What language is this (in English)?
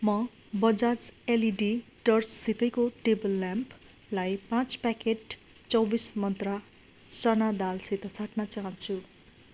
Nepali